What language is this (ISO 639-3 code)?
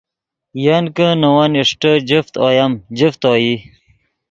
ydg